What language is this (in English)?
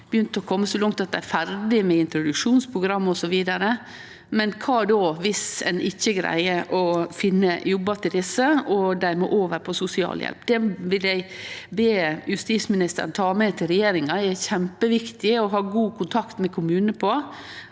Norwegian